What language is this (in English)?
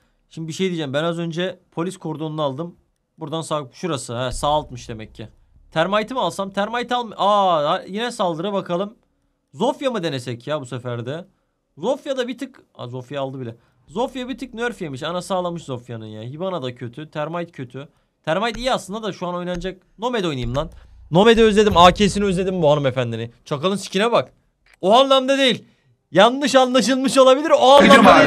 Turkish